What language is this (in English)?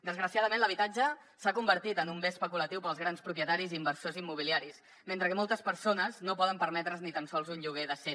Catalan